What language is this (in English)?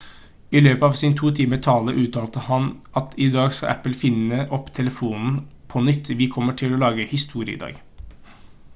Norwegian Bokmål